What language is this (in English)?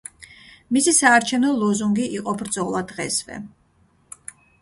Georgian